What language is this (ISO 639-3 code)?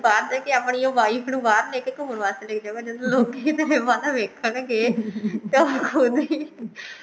pan